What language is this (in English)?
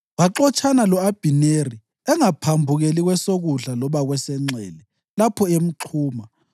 North Ndebele